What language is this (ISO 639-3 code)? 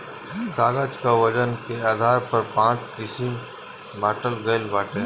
bho